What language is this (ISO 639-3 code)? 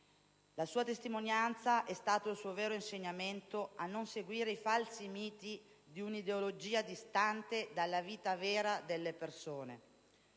ita